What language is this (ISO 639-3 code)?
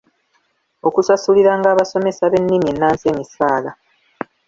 lug